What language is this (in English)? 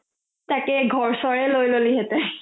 Assamese